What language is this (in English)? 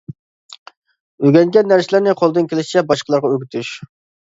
Uyghur